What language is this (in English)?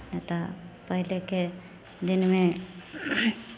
Maithili